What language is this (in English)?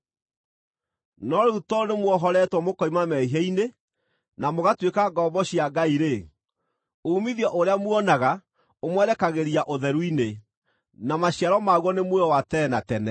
Kikuyu